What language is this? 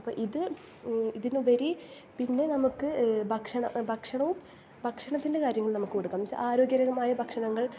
Malayalam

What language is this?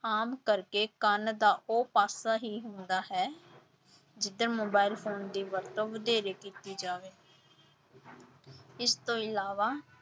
Punjabi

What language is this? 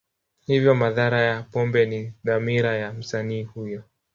Swahili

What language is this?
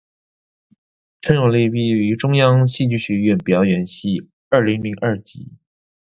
Chinese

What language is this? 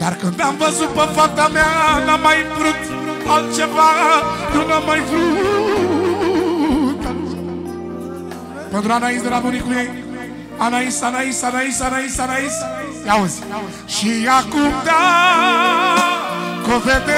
Romanian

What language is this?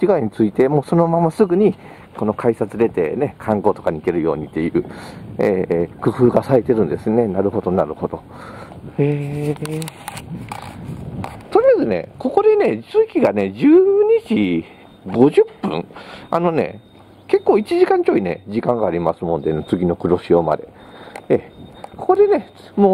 Japanese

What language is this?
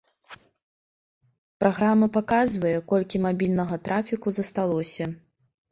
Belarusian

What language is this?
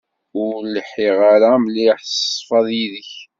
Kabyle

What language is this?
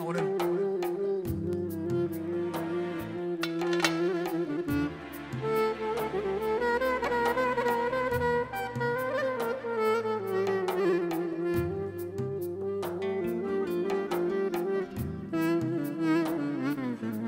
Romanian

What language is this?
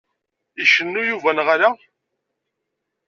Kabyle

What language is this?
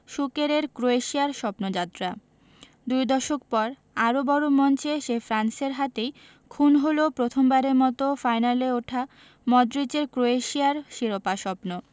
Bangla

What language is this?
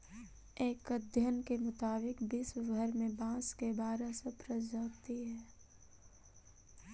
Magahi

